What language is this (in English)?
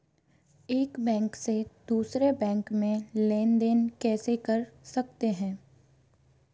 Hindi